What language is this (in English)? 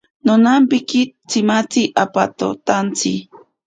Ashéninka Perené